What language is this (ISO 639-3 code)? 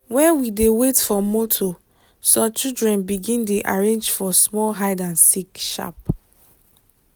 pcm